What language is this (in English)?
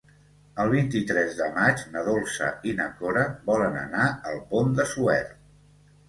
Catalan